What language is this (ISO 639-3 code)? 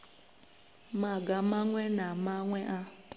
ven